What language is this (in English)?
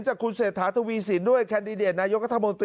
Thai